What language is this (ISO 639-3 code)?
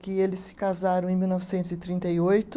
por